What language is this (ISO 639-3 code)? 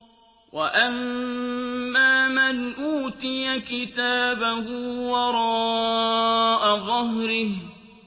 ara